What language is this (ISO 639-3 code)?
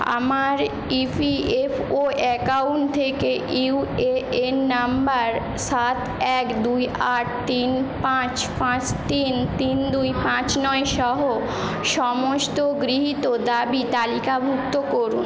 ben